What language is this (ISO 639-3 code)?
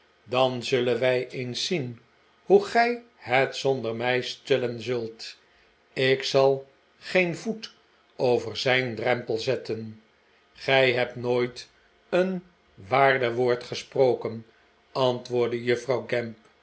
nld